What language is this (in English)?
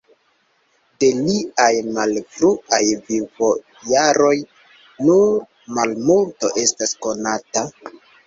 Esperanto